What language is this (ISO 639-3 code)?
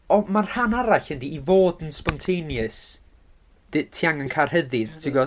cym